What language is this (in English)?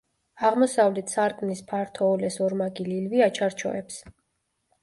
Georgian